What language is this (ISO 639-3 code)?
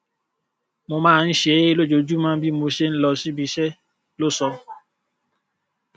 yor